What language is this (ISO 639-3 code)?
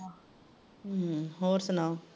pan